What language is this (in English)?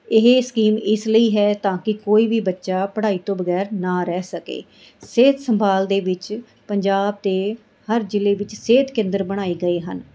Punjabi